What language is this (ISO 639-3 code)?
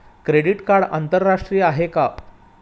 mar